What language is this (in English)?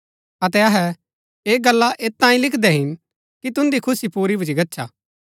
Gaddi